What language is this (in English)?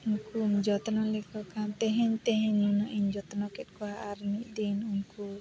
Santali